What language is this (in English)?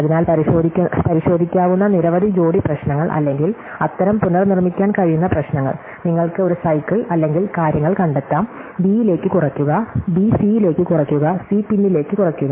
Malayalam